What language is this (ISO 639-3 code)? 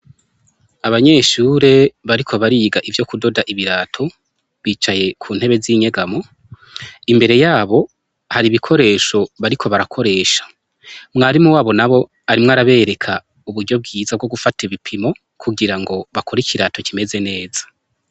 run